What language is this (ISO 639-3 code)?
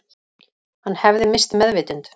isl